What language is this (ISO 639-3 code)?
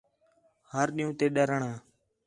xhe